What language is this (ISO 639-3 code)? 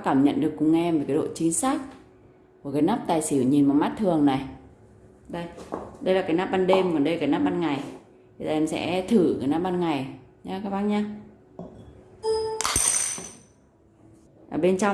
vie